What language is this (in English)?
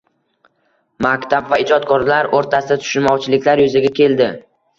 Uzbek